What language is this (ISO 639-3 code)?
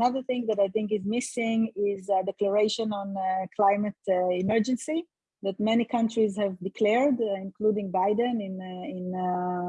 eng